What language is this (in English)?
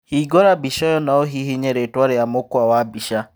Kikuyu